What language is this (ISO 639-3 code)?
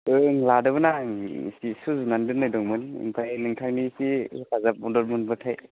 brx